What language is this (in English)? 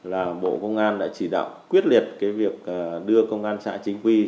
Vietnamese